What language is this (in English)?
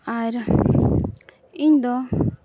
Santali